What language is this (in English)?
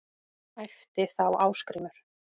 Icelandic